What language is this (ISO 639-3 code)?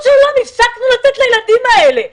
heb